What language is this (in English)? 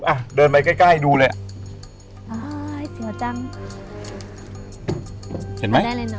Thai